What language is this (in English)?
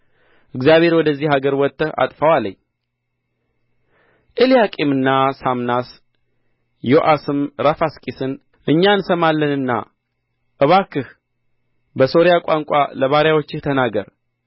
Amharic